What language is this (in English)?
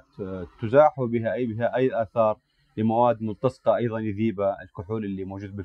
Arabic